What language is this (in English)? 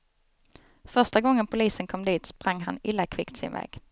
Swedish